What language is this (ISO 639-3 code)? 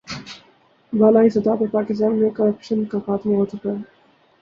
urd